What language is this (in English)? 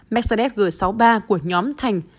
Vietnamese